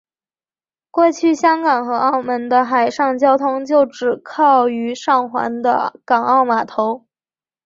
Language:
Chinese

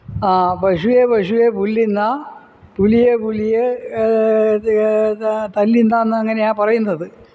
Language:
Malayalam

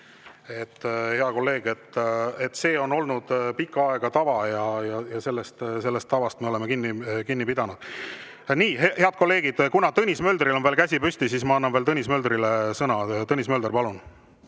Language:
Estonian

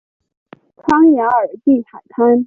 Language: Chinese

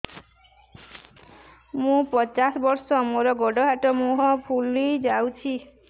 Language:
Odia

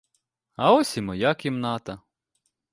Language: Ukrainian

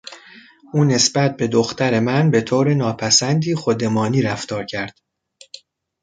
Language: Persian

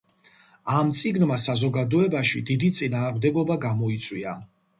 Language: Georgian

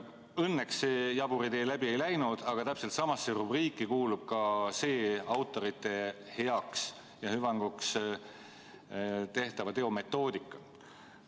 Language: Estonian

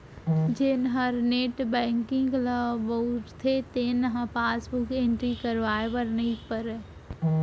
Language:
Chhattisgarhi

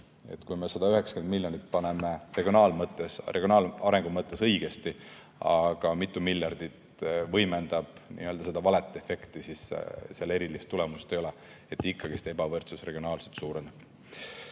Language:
Estonian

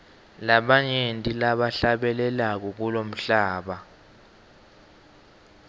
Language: Swati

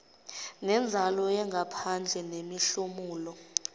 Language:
Zulu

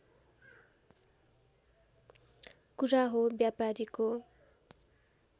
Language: Nepali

